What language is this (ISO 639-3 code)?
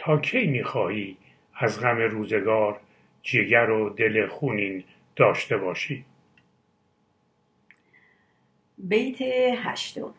fas